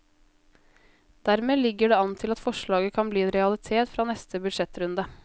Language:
Norwegian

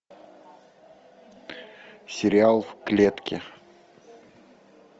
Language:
Russian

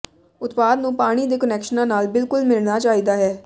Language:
Punjabi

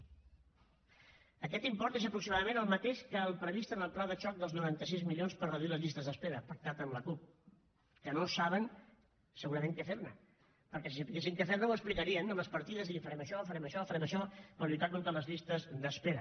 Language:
Catalan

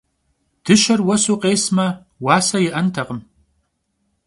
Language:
Kabardian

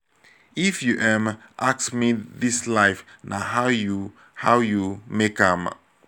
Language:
Nigerian Pidgin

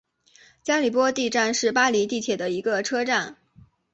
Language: Chinese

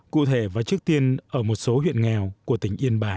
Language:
Vietnamese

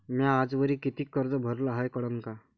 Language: Marathi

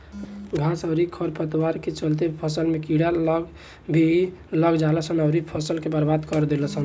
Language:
Bhojpuri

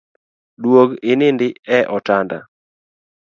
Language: Luo (Kenya and Tanzania)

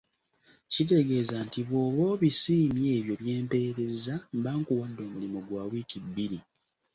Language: Ganda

